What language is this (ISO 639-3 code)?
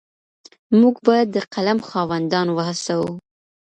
pus